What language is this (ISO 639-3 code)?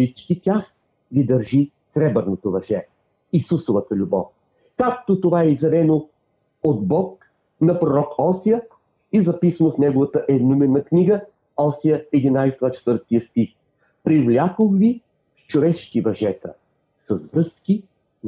bul